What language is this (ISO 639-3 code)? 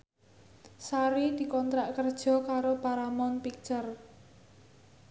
jav